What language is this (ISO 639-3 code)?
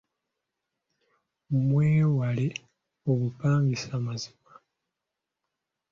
lug